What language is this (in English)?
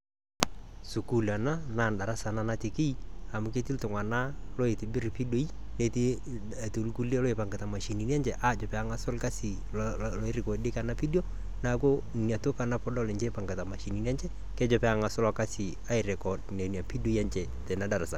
Masai